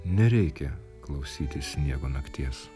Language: Lithuanian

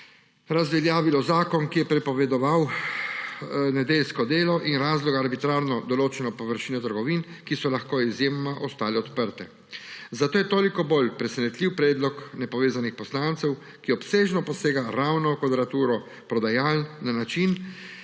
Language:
Slovenian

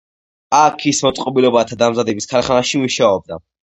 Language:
Georgian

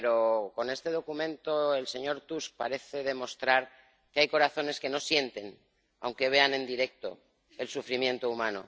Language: Spanish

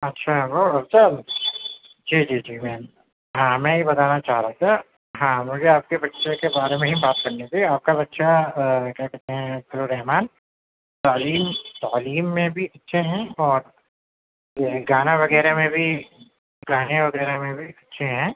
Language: Urdu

